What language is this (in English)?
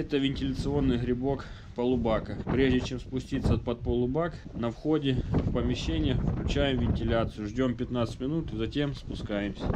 Russian